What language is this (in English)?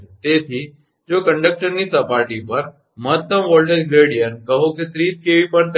Gujarati